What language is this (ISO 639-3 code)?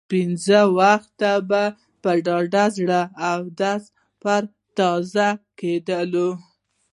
pus